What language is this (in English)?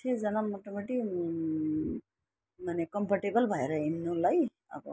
Nepali